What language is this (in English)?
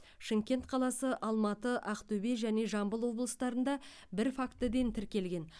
Kazakh